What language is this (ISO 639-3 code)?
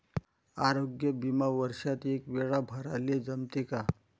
mar